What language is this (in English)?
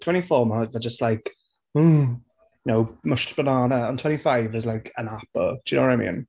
Welsh